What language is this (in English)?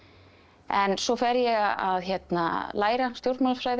Icelandic